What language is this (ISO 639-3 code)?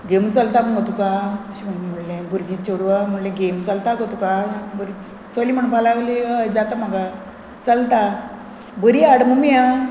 kok